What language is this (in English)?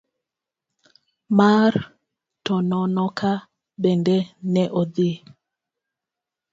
Luo (Kenya and Tanzania)